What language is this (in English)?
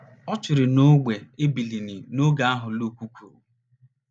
Igbo